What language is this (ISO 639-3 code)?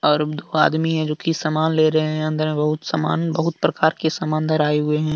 hin